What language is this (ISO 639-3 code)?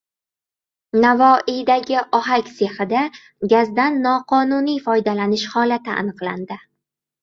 uzb